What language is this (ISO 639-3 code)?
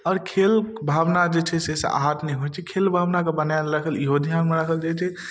mai